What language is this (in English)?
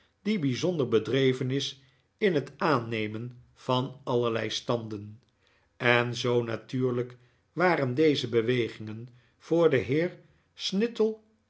Dutch